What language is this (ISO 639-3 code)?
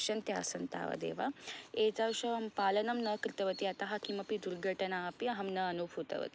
san